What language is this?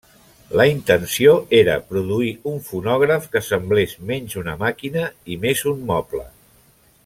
Catalan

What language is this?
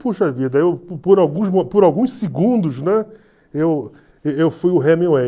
Portuguese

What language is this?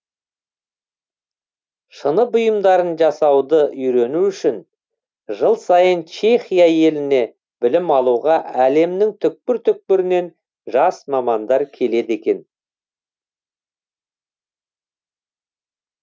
Kazakh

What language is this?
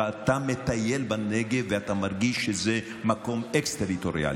Hebrew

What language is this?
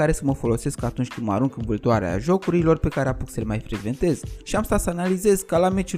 Romanian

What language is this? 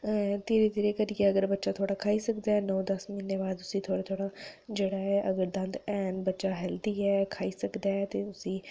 Dogri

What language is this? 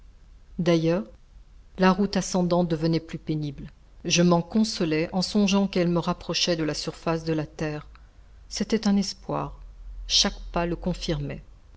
French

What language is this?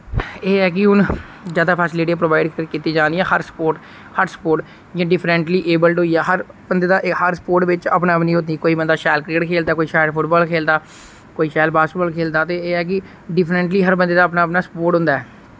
Dogri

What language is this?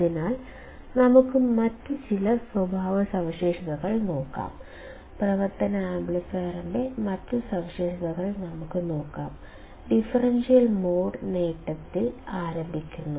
Malayalam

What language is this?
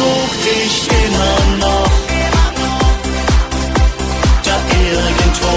Polish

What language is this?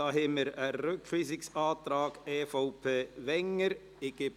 Swiss German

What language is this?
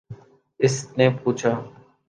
Urdu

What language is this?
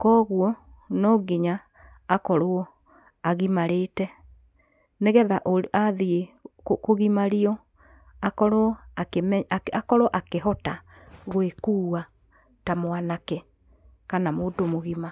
Kikuyu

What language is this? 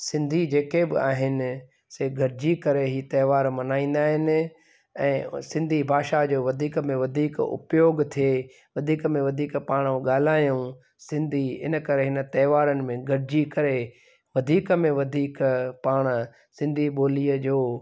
Sindhi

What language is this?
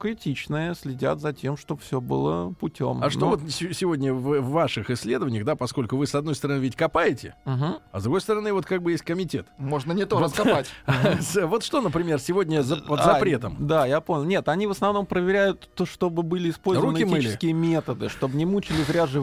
Russian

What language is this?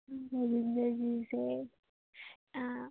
Manipuri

